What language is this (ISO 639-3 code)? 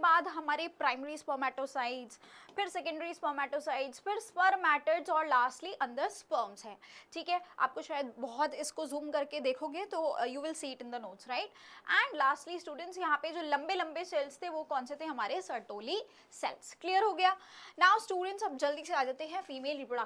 hin